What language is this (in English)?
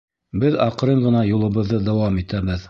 Bashkir